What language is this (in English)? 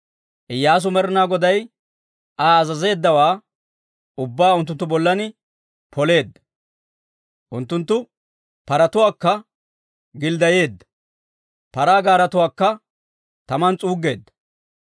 Dawro